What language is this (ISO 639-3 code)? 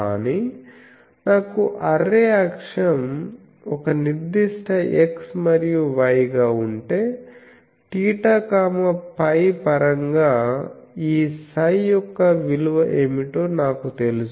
tel